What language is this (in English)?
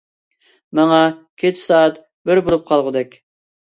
Uyghur